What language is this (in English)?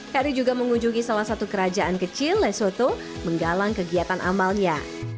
Indonesian